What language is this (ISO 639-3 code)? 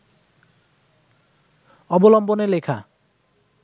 ben